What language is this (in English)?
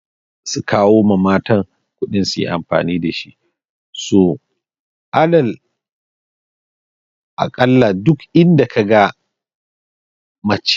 Hausa